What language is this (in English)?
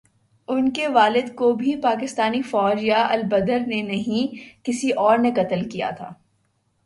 Urdu